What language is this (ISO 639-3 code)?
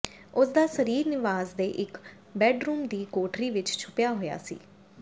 pan